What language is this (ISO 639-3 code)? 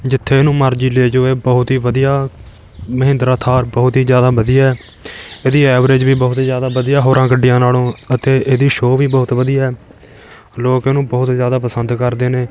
pan